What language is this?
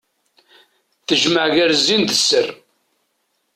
Kabyle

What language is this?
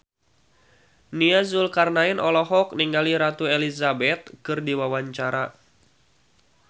Sundanese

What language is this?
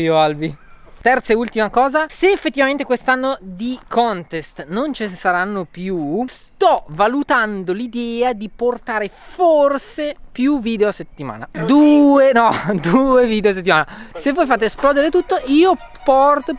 Italian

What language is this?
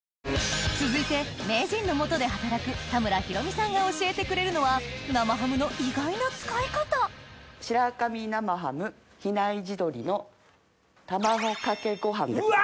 Japanese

